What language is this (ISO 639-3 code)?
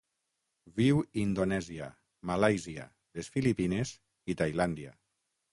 cat